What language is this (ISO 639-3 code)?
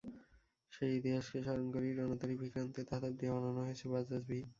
ben